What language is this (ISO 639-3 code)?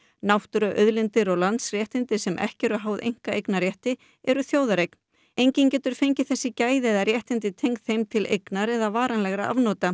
isl